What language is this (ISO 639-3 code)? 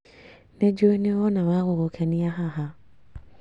kik